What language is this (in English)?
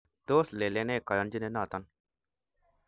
Kalenjin